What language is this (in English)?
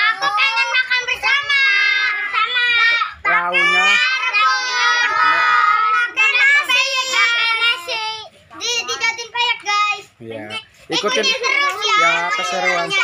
Indonesian